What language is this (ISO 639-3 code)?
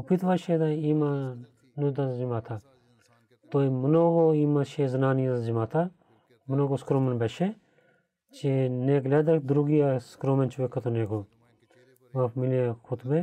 bul